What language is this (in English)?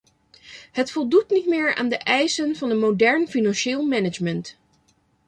Dutch